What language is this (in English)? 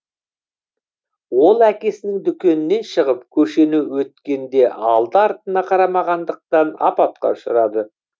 Kazakh